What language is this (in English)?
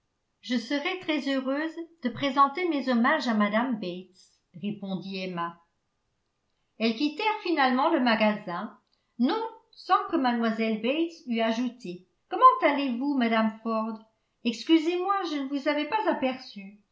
French